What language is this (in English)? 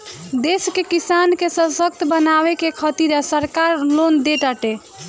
Bhojpuri